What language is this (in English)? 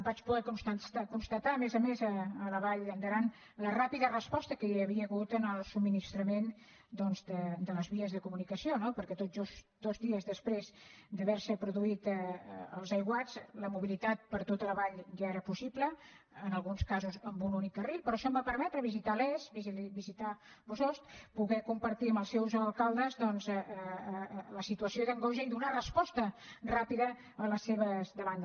Catalan